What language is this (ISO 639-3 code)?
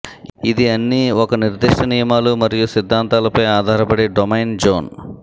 tel